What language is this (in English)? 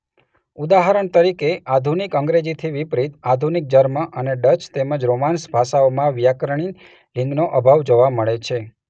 Gujarati